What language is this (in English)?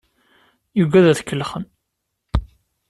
Kabyle